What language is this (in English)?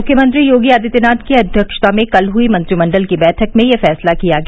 Hindi